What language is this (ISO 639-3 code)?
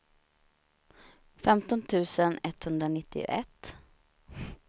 swe